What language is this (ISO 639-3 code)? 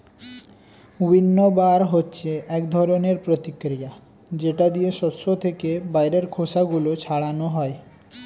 ben